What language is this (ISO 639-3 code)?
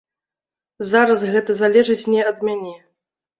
bel